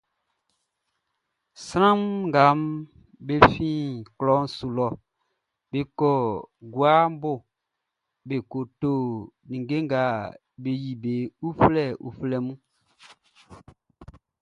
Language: Baoulé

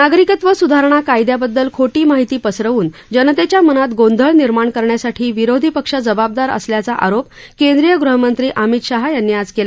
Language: Marathi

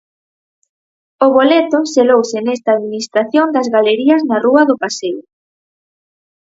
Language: Galician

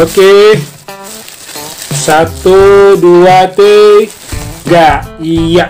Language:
Indonesian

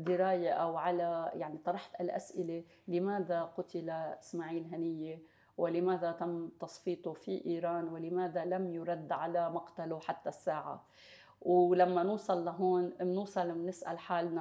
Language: Arabic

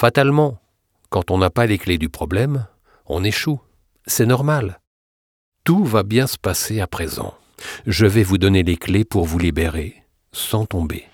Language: French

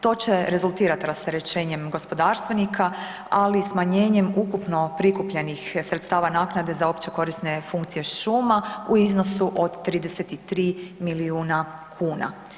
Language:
Croatian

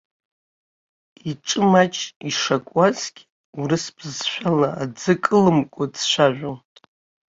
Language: Abkhazian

